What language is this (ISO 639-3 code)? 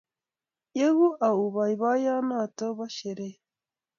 kln